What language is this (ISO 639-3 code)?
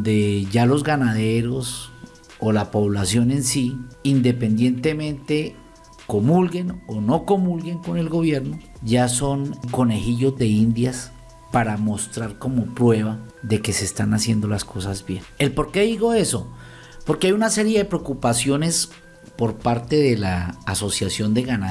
spa